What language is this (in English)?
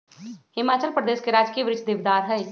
Magahi